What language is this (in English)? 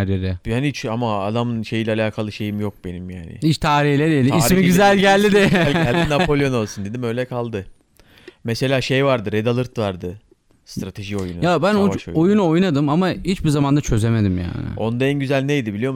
Turkish